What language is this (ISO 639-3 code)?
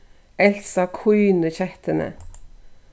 fao